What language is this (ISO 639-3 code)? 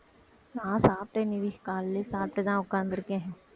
tam